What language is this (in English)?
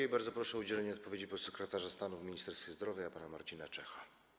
Polish